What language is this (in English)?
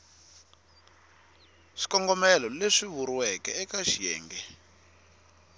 Tsonga